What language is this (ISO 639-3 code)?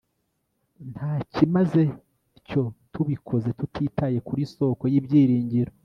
kin